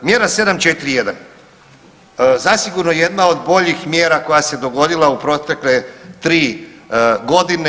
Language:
Croatian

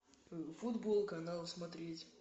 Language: Russian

